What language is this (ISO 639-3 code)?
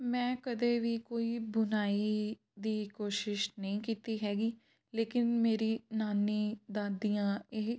pan